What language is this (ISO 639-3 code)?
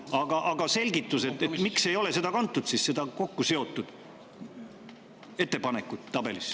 est